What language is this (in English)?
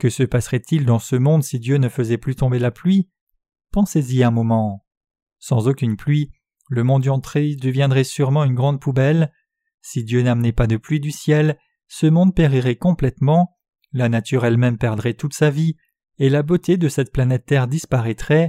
French